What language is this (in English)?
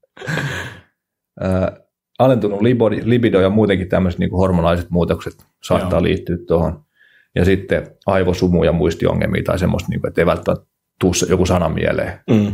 Finnish